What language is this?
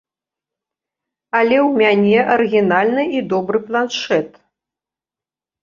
Belarusian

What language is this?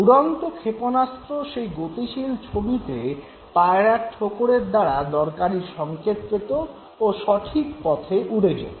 Bangla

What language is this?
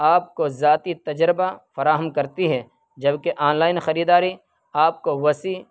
Urdu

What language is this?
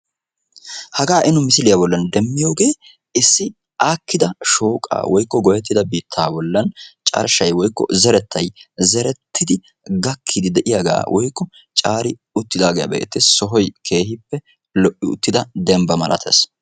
Wolaytta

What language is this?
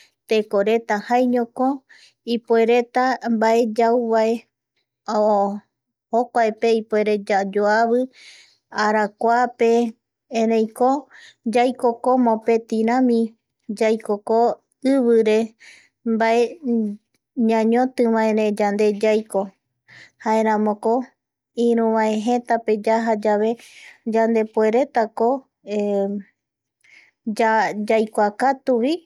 Eastern Bolivian Guaraní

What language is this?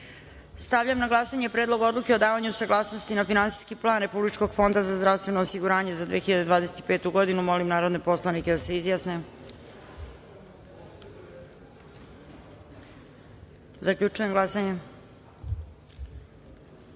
Serbian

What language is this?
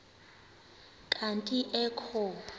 Xhosa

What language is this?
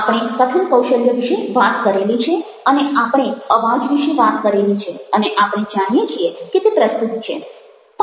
Gujarati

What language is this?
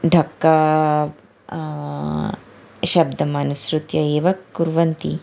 Sanskrit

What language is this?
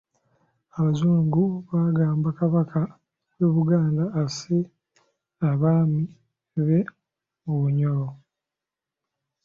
Ganda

